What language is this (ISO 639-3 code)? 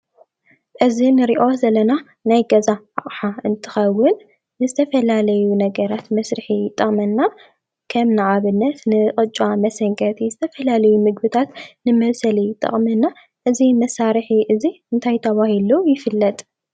tir